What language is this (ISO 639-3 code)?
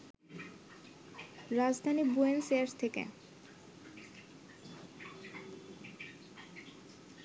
ben